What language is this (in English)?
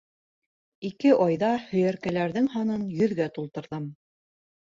Bashkir